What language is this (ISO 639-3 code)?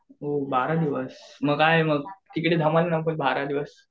mar